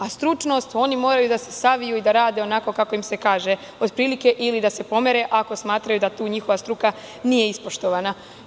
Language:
Serbian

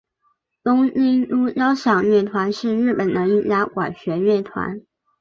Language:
Chinese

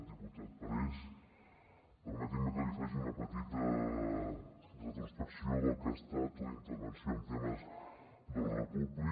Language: Catalan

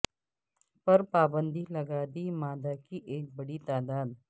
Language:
Urdu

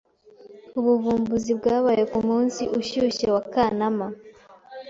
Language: Kinyarwanda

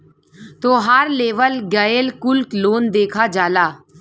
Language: Bhojpuri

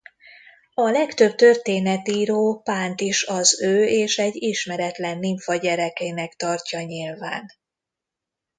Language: Hungarian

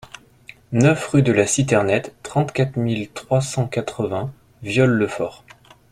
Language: French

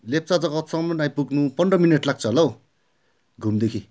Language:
Nepali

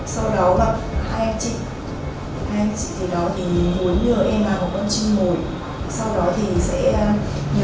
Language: Vietnamese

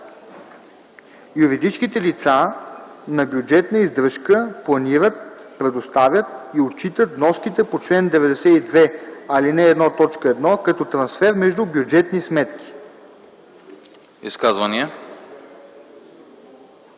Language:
Bulgarian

